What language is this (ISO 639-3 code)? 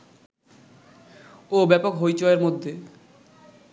ben